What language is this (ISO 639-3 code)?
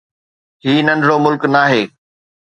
snd